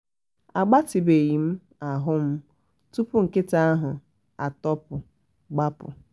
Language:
Igbo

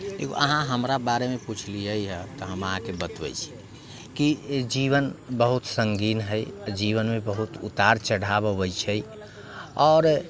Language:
Maithili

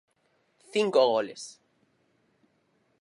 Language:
Galician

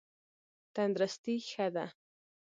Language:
Pashto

